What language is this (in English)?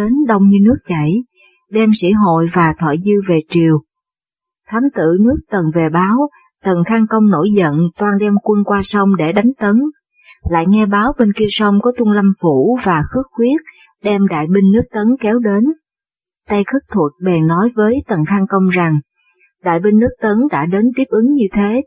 Vietnamese